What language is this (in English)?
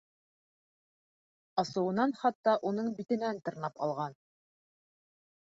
Bashkir